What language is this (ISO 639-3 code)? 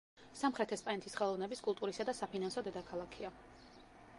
kat